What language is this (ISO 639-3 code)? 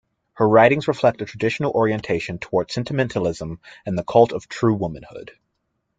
eng